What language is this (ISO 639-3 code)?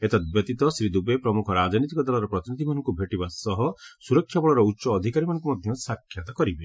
ori